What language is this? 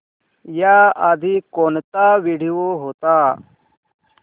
Marathi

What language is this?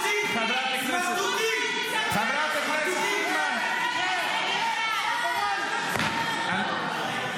Hebrew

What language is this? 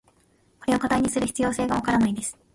Japanese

